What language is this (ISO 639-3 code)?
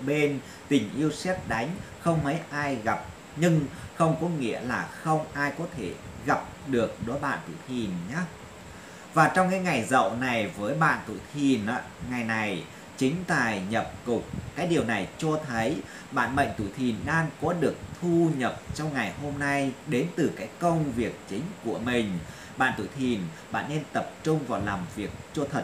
vie